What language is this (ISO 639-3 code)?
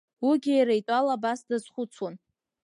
abk